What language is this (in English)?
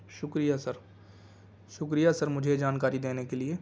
Urdu